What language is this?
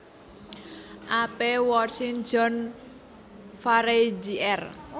Javanese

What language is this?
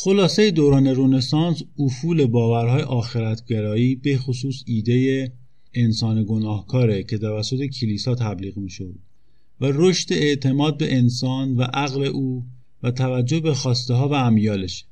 Persian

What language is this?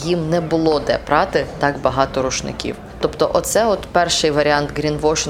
Ukrainian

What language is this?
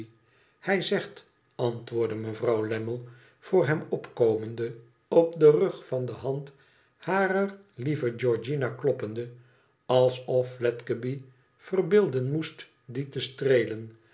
Dutch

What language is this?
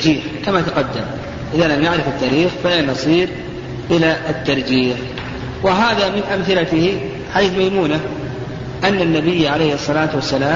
Arabic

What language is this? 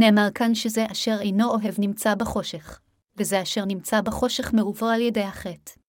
Hebrew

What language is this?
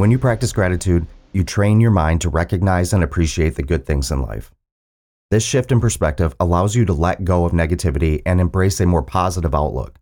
English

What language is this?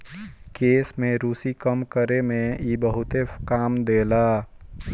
Bhojpuri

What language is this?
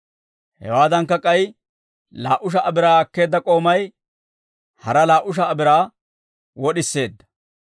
Dawro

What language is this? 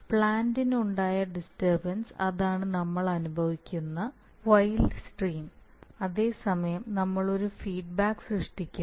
Malayalam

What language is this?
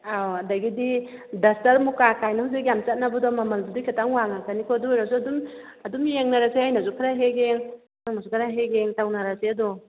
Manipuri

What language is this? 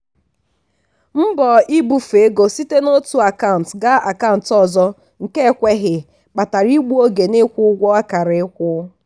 Igbo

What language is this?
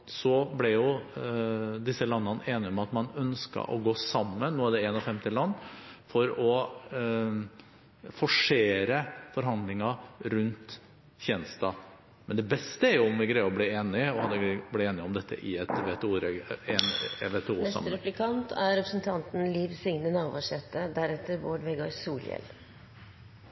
Norwegian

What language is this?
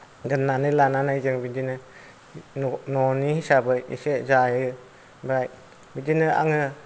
Bodo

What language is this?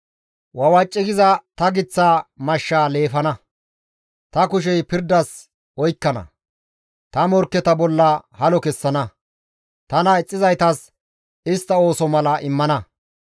Gamo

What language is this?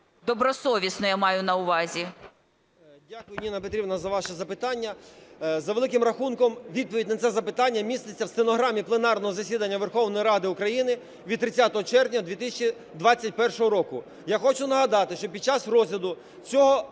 Ukrainian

